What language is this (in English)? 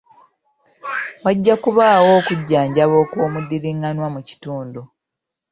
Ganda